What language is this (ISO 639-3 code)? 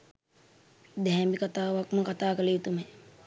sin